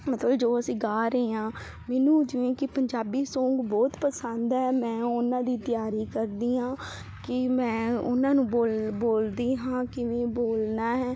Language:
Punjabi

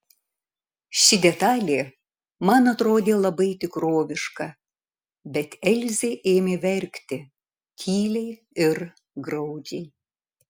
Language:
Lithuanian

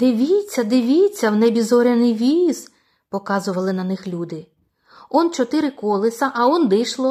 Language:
Ukrainian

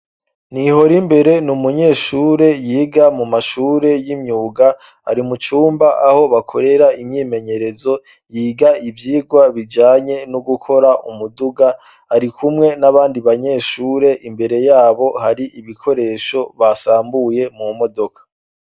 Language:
Rundi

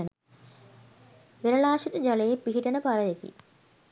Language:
Sinhala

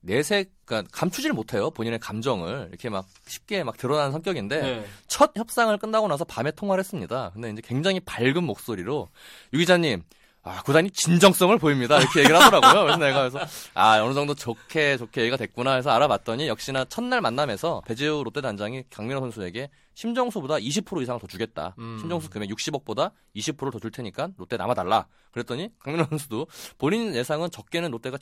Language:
Korean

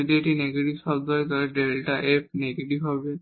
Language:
Bangla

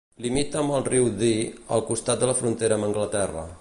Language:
Catalan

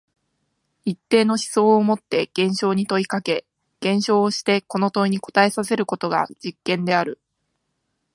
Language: Japanese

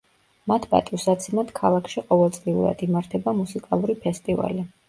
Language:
Georgian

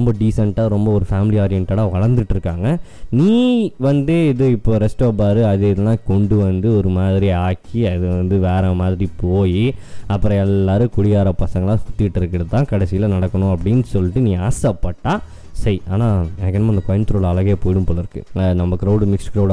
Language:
Tamil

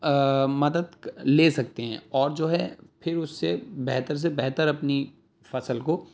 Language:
Urdu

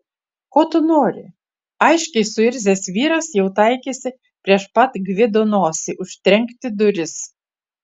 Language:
Lithuanian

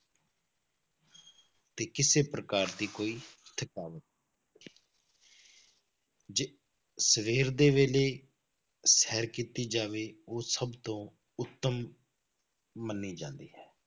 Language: Punjabi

